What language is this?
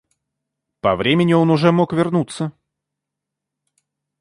Russian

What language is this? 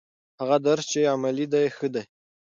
Pashto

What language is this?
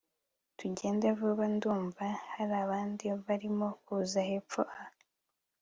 Kinyarwanda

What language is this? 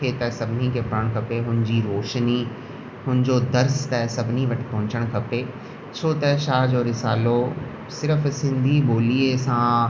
Sindhi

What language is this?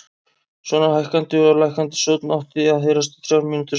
Icelandic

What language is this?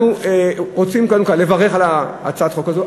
Hebrew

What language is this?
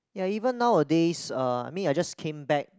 English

